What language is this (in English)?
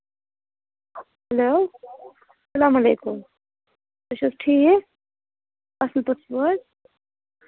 Kashmiri